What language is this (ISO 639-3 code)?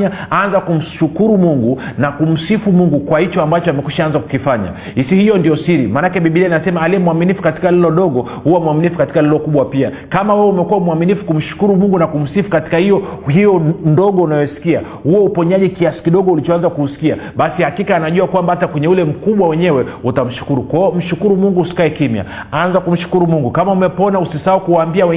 swa